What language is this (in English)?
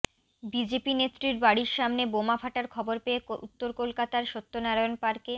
Bangla